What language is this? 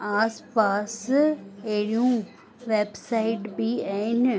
Sindhi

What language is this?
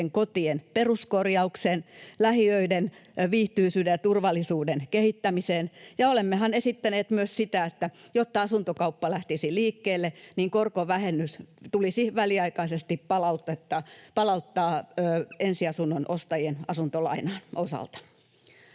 Finnish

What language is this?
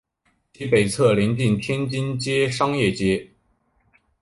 Chinese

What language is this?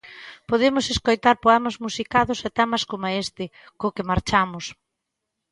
Galician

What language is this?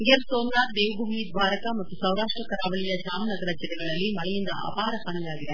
Kannada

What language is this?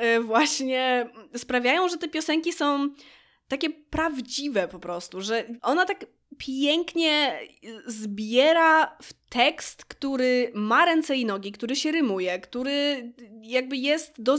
Polish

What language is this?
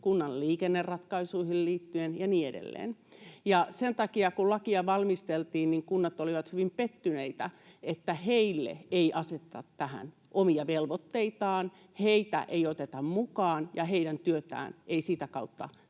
Finnish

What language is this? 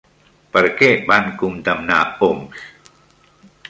Catalan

